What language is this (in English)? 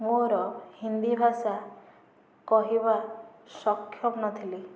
Odia